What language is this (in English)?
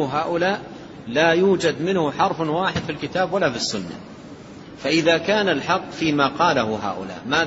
Arabic